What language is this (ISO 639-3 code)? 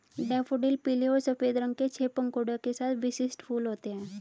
hin